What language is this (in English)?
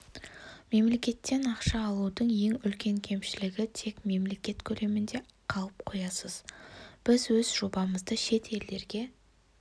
Kazakh